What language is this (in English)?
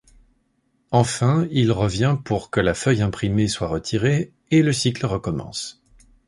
French